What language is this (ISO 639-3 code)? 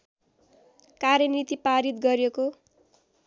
nep